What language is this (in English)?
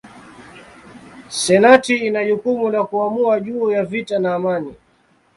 Swahili